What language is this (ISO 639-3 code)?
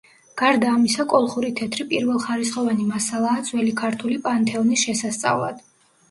kat